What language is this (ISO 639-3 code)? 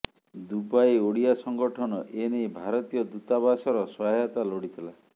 ori